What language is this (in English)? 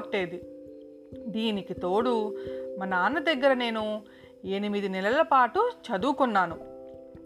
Telugu